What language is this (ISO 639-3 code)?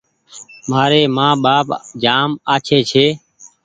gig